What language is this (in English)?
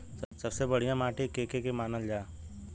Bhojpuri